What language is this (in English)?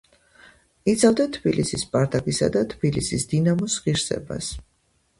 Georgian